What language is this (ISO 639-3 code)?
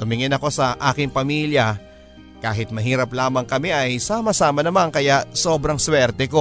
fil